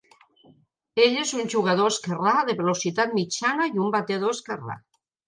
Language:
Catalan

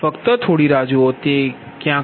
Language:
Gujarati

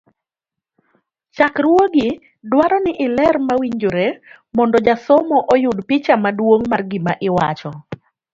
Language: Luo (Kenya and Tanzania)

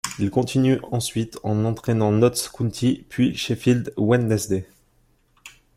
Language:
French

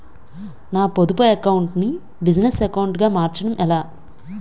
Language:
Telugu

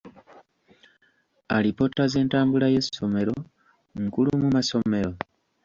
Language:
Ganda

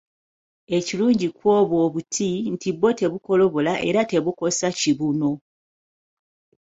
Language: Ganda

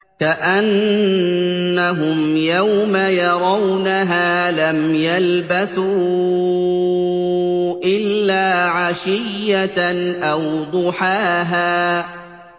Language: Arabic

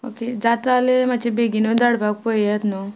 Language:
Konkani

